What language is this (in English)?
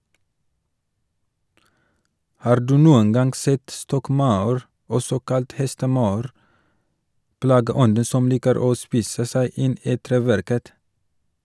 Norwegian